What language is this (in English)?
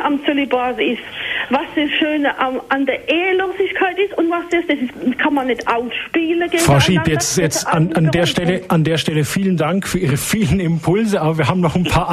German